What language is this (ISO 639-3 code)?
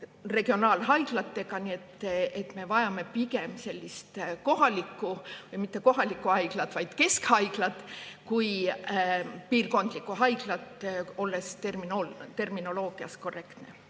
est